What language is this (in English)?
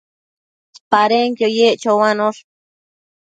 Matsés